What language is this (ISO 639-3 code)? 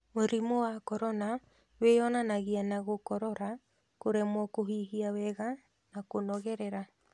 kik